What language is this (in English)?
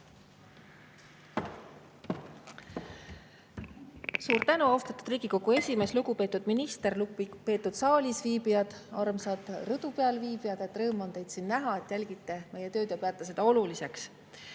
Estonian